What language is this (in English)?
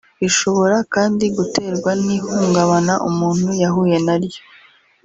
Kinyarwanda